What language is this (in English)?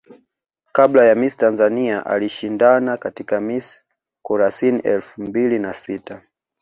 Swahili